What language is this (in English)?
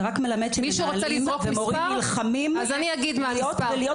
Hebrew